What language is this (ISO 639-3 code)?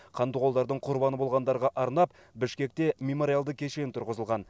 kaz